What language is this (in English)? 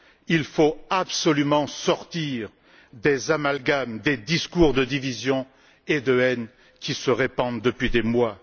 French